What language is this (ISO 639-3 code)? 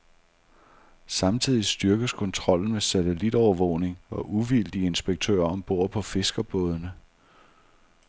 dan